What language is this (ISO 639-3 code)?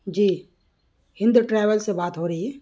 urd